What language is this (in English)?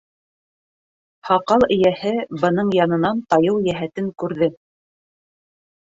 Bashkir